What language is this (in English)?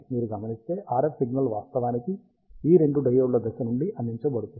Telugu